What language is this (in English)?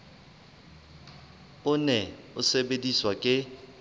Southern Sotho